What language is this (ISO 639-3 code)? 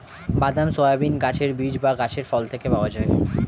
ben